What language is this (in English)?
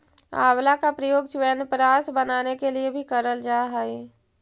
Magahi